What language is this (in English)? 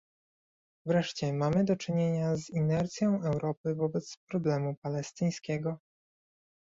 Polish